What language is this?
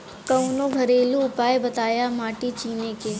Bhojpuri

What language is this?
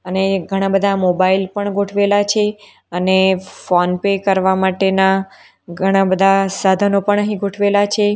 Gujarati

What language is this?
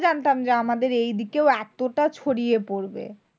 Bangla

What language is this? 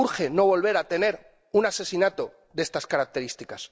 Spanish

